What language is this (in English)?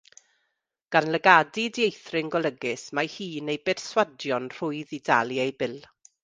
Welsh